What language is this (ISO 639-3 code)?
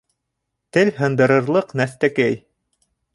bak